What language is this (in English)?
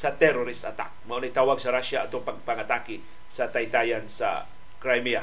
Filipino